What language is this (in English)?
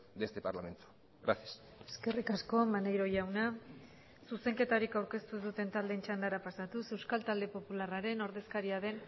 Basque